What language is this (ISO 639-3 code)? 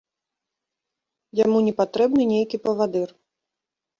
bel